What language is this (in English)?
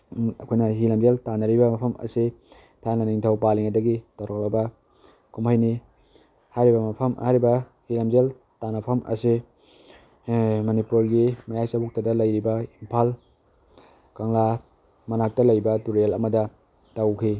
Manipuri